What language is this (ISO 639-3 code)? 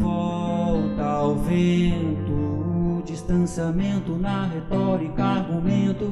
por